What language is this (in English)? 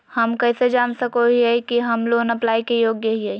Magahi